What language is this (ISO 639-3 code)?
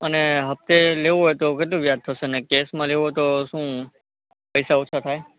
guj